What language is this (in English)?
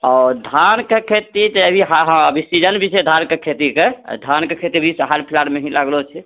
Maithili